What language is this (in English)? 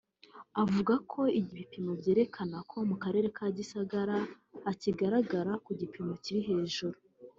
Kinyarwanda